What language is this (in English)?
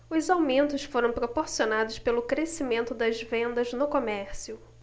Portuguese